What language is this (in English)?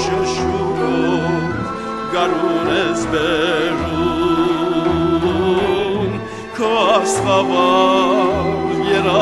Greek